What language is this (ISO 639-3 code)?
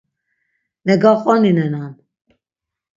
lzz